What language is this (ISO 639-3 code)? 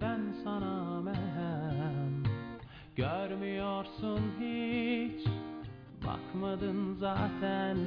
tur